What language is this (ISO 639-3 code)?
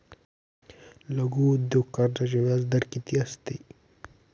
mar